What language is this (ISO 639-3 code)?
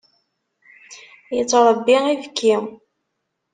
kab